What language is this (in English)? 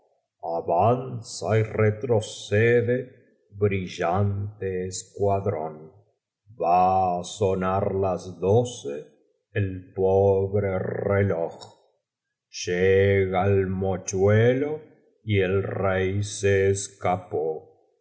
Spanish